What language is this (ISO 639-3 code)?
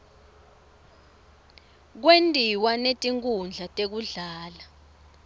ssw